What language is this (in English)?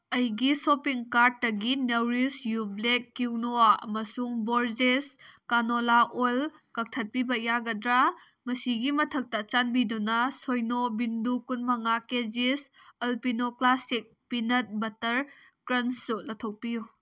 Manipuri